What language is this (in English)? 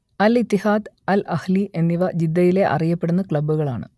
Malayalam